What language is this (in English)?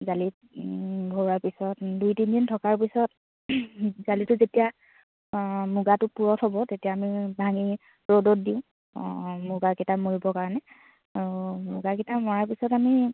Assamese